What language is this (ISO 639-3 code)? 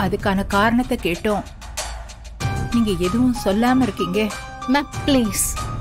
ind